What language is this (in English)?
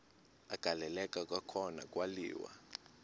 Xhosa